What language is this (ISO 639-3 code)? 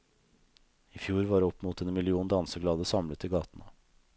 nor